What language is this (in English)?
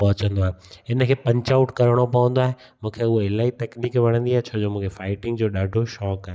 Sindhi